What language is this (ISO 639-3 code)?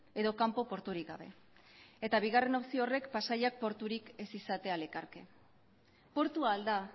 eus